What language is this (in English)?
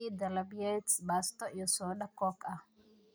Somali